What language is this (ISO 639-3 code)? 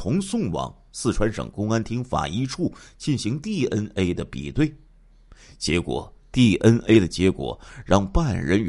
zho